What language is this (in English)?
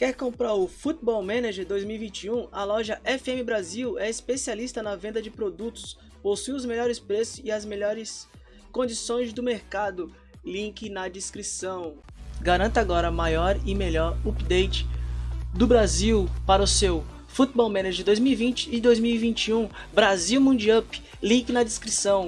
Portuguese